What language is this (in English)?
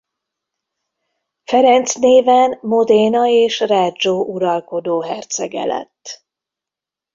Hungarian